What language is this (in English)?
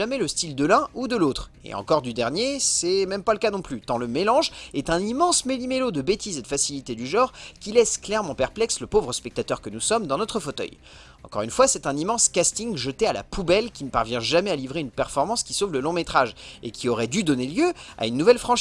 French